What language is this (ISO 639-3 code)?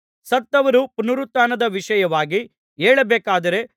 kan